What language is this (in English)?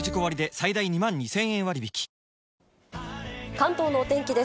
Japanese